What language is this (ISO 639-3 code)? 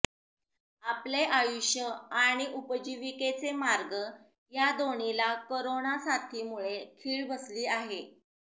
mar